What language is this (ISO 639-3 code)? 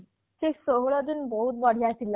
ori